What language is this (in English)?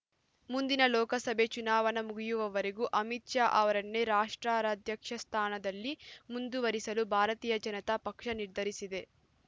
Kannada